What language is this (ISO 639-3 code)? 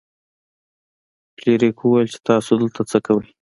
pus